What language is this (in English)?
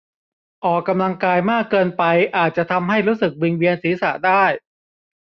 Thai